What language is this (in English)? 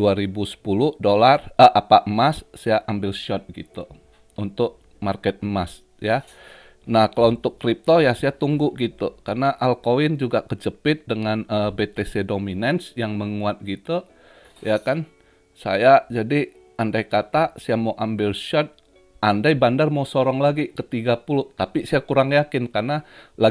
Indonesian